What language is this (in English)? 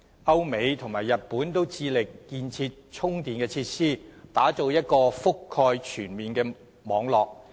Cantonese